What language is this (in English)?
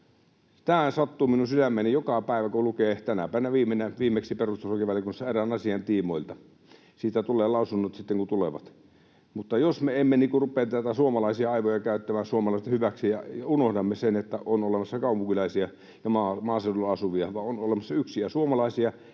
Finnish